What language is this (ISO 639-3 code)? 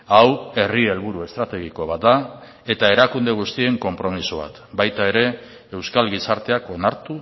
eus